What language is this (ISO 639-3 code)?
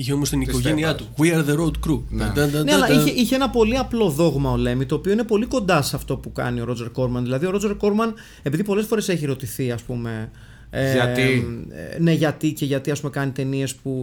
ell